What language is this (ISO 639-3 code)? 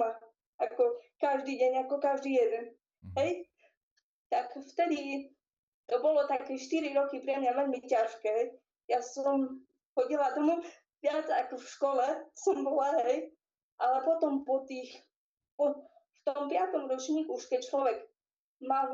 slk